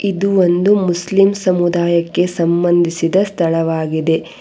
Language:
Kannada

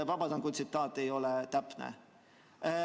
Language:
Estonian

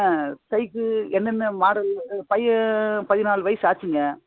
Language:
Tamil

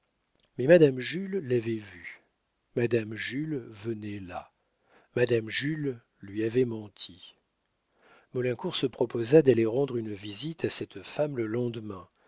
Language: French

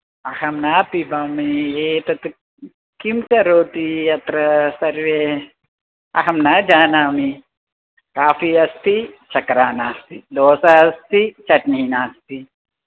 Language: Sanskrit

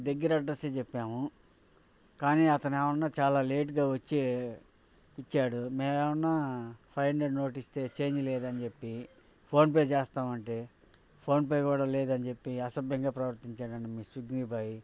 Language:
Telugu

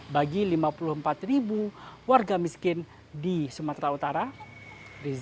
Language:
Indonesian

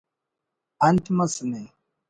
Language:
Brahui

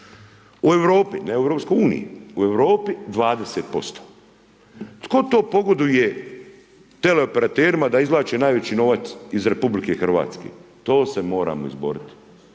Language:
Croatian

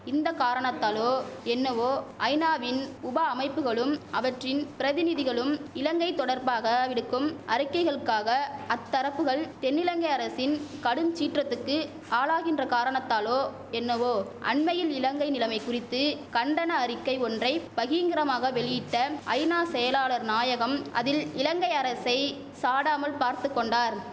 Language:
Tamil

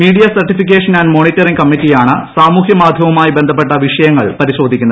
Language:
Malayalam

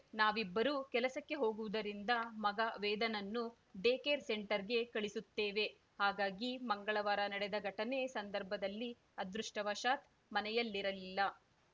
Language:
Kannada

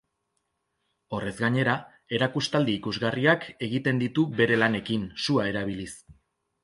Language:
Basque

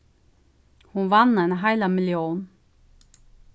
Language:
Faroese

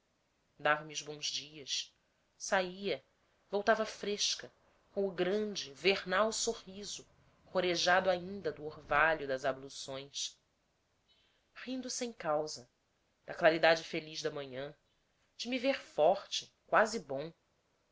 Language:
Portuguese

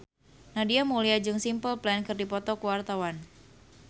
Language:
Sundanese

